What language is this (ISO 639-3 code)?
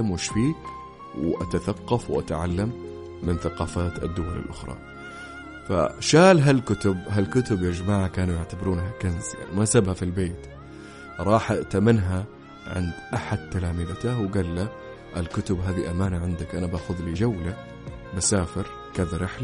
ara